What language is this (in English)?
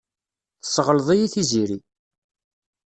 Kabyle